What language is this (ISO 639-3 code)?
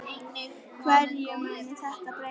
isl